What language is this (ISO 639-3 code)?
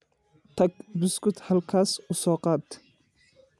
som